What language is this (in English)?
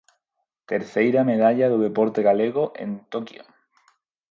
Galician